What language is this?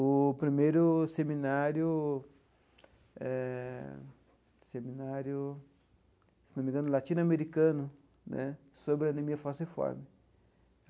Portuguese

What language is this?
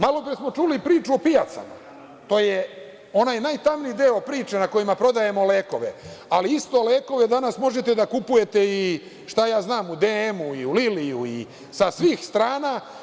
Serbian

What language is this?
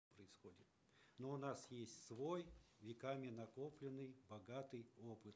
Kazakh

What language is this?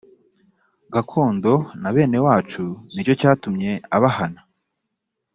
Kinyarwanda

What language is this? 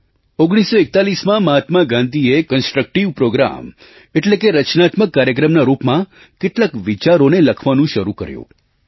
Gujarati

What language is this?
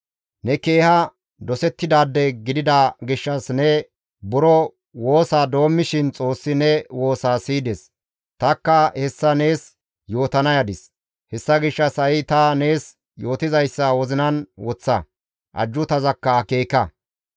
Gamo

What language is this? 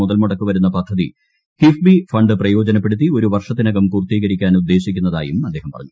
Malayalam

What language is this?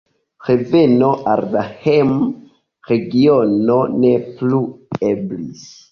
Esperanto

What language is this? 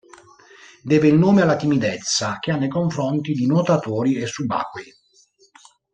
Italian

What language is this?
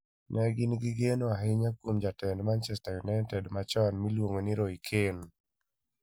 Luo (Kenya and Tanzania)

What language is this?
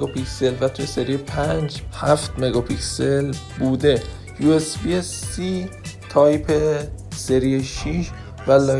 Persian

